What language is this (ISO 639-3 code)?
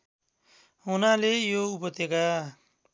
nep